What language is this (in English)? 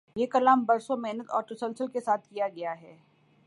Urdu